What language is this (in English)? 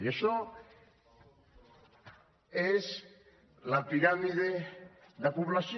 Catalan